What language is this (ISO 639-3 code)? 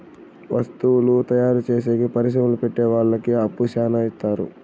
tel